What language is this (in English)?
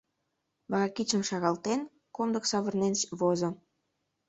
Mari